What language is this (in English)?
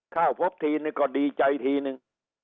Thai